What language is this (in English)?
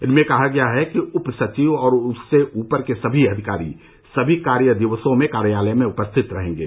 Hindi